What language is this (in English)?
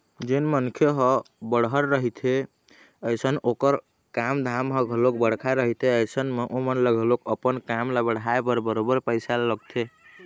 Chhattisgarhi